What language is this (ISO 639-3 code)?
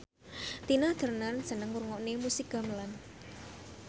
jav